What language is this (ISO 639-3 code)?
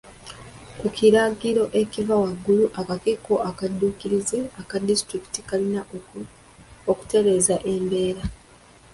lug